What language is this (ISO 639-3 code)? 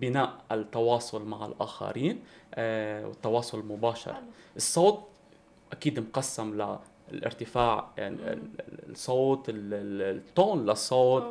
ara